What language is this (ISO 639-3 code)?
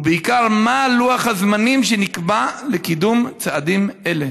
heb